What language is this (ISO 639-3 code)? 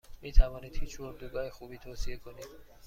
fas